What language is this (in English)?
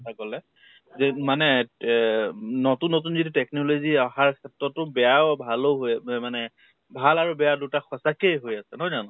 Assamese